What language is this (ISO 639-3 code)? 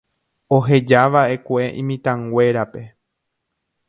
grn